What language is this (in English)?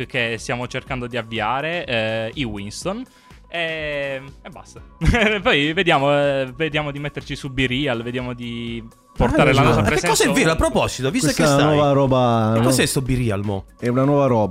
Italian